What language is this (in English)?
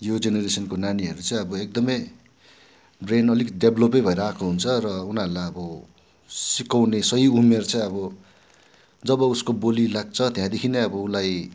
Nepali